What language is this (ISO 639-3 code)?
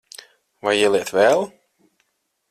lav